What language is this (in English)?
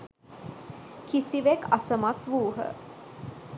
Sinhala